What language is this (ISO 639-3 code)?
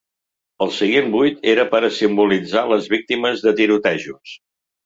cat